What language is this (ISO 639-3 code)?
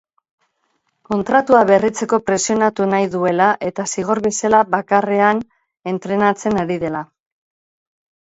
eus